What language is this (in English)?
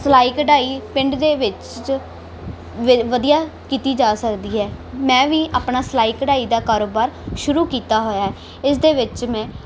Punjabi